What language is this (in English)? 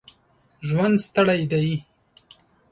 Pashto